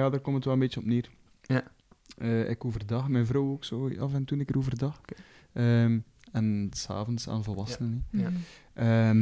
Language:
Dutch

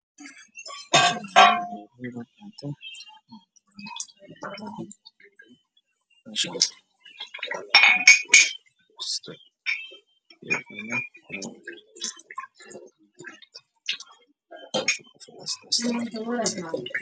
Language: Somali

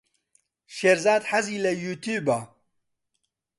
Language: Central Kurdish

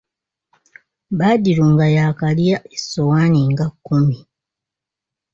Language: Ganda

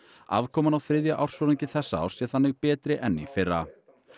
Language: Icelandic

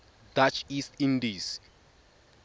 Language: Tswana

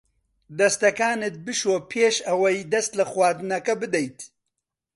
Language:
Central Kurdish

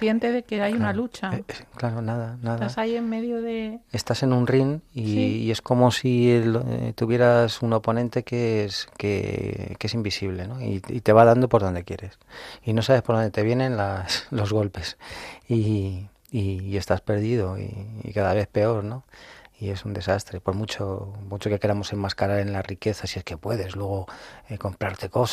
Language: Spanish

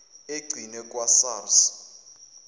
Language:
Zulu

